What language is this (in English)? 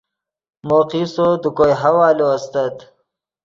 Yidgha